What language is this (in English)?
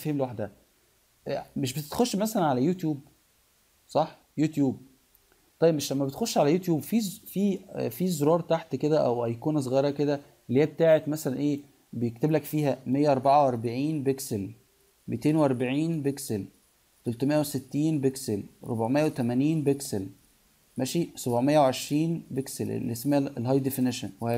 Arabic